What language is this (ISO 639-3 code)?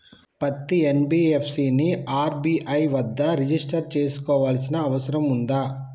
tel